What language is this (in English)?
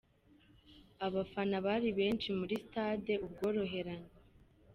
Kinyarwanda